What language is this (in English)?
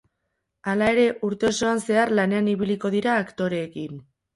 Basque